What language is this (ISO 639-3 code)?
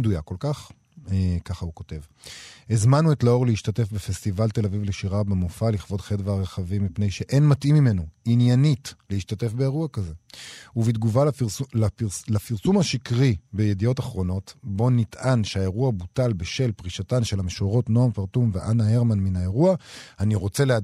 heb